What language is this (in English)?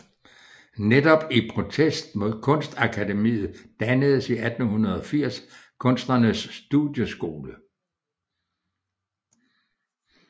Danish